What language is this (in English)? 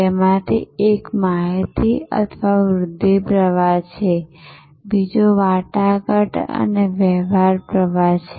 Gujarati